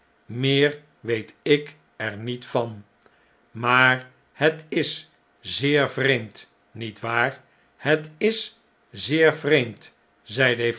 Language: Dutch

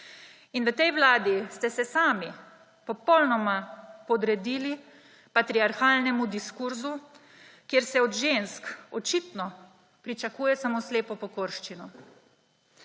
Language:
Slovenian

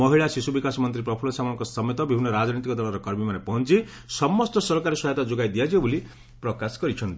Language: Odia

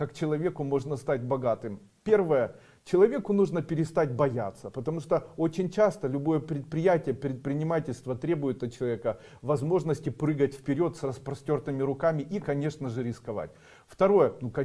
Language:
Russian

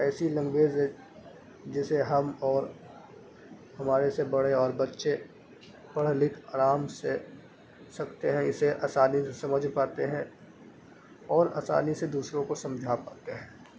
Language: Urdu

